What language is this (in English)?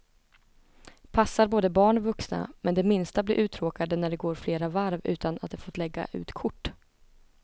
Swedish